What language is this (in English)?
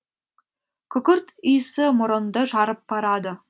Kazakh